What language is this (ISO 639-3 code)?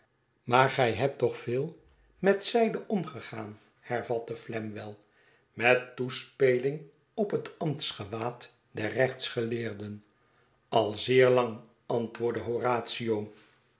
nld